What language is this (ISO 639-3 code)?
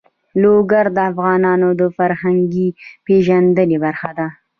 pus